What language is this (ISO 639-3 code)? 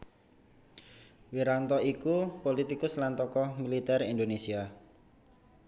jav